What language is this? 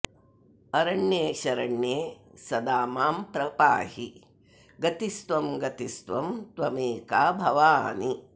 Sanskrit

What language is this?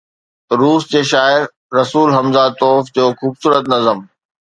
Sindhi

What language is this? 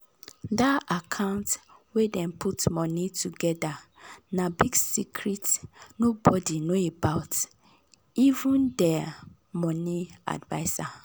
Nigerian Pidgin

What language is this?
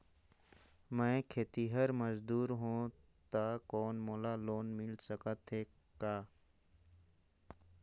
Chhattisgarhi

